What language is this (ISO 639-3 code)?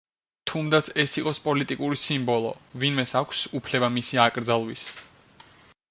kat